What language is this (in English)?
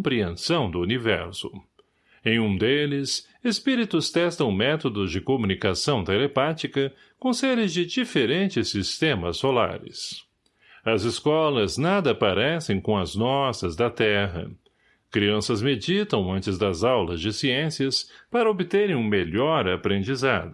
Portuguese